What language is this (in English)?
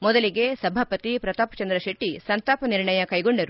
Kannada